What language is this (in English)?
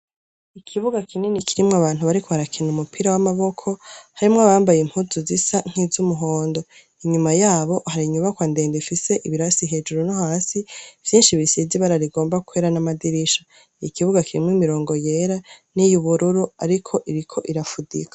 Rundi